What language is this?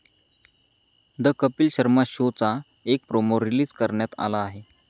Marathi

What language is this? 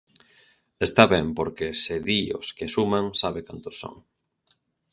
Galician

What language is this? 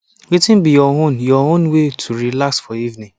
Nigerian Pidgin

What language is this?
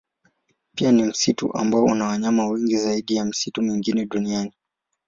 Swahili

